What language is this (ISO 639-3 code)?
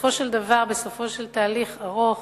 heb